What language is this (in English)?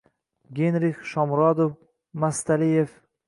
Uzbek